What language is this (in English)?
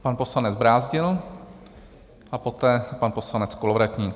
Czech